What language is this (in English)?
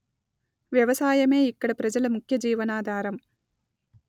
Telugu